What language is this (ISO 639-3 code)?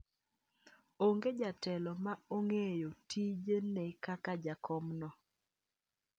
luo